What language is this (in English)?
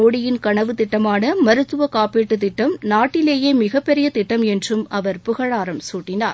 Tamil